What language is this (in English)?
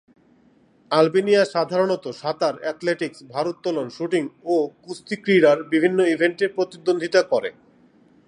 Bangla